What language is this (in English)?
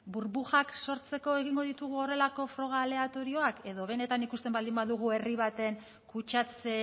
Basque